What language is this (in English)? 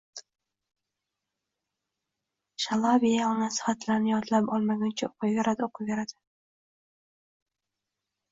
Uzbek